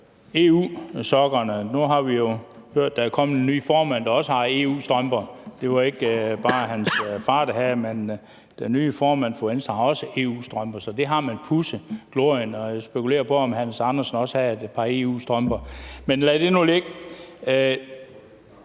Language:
Danish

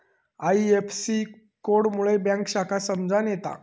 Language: Marathi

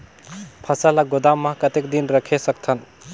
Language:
Chhattisgarhi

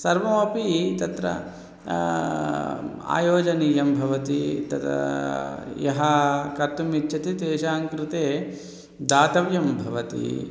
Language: Sanskrit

